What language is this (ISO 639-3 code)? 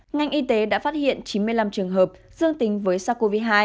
vie